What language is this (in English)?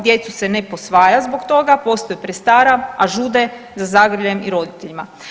Croatian